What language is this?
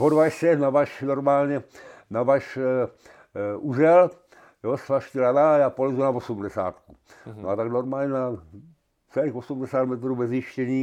Czech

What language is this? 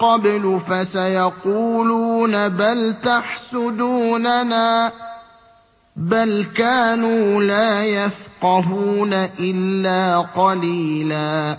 Arabic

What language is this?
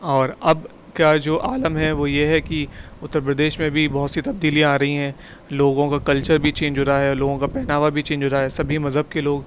Urdu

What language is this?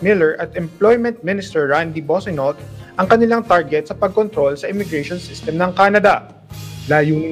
Filipino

